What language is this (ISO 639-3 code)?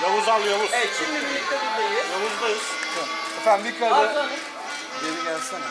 tur